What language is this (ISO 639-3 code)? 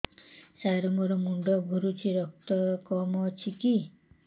ori